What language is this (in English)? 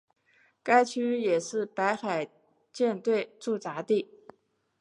Chinese